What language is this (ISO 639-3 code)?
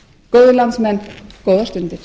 isl